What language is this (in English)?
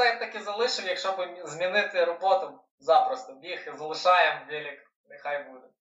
Ukrainian